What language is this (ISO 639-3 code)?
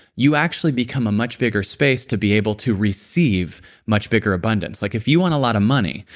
eng